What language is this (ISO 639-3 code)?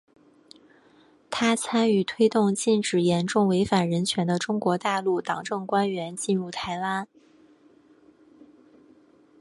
zho